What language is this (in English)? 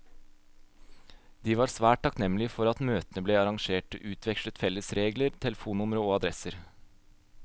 Norwegian